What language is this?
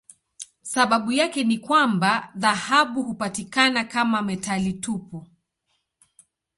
Swahili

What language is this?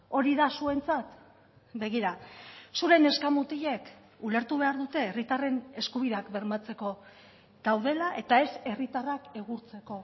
Basque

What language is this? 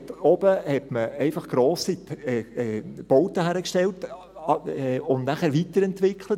Swiss German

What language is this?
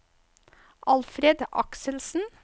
Norwegian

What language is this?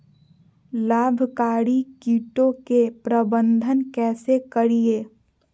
Magahi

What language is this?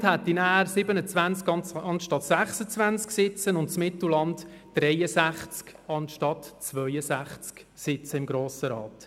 Swiss German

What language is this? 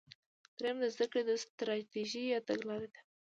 Pashto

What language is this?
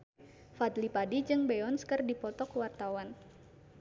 Sundanese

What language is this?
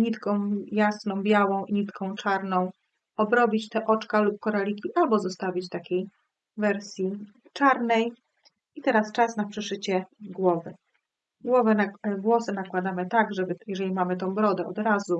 Polish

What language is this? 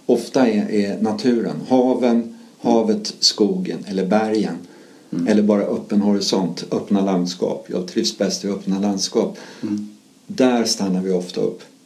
Swedish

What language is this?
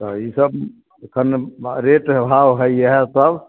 Maithili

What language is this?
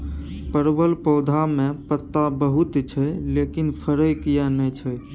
Maithili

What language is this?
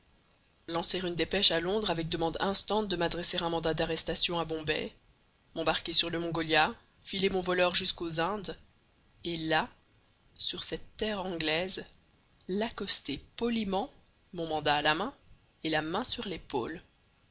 French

